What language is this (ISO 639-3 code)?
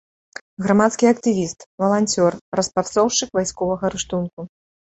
bel